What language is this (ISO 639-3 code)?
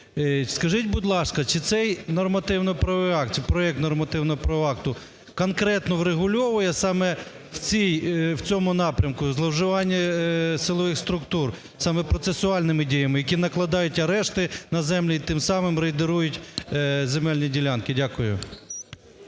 ukr